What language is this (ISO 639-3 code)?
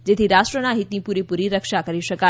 guj